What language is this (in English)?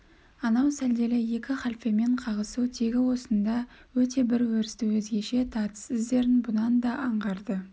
Kazakh